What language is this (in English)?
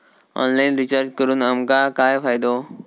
Marathi